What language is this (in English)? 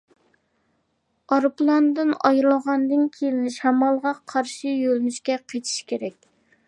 Uyghur